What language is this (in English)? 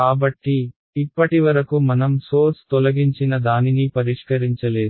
Telugu